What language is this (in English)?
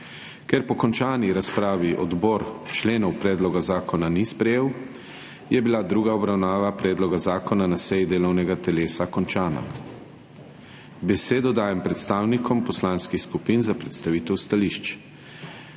Slovenian